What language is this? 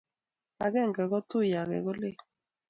Kalenjin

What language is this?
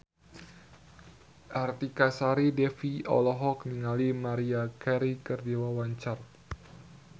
Sundanese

